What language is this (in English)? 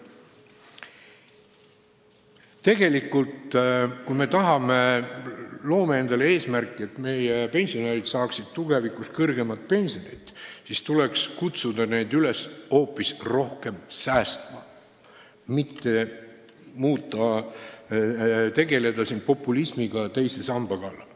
Estonian